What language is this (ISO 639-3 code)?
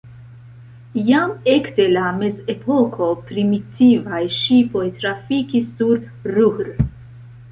epo